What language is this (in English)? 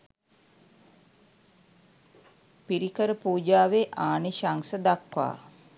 Sinhala